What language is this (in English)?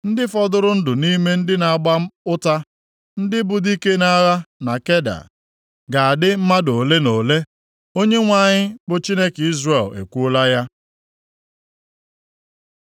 Igbo